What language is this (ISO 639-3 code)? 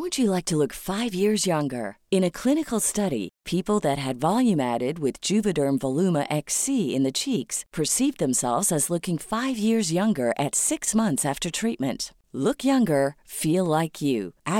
fil